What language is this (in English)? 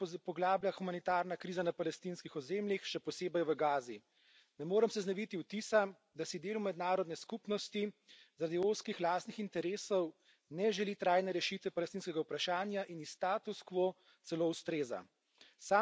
Slovenian